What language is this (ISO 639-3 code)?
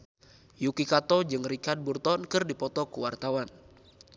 sun